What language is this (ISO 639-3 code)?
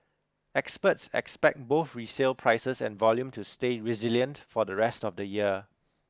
eng